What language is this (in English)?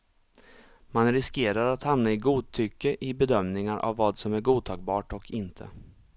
Swedish